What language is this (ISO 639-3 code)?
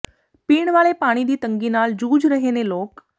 pan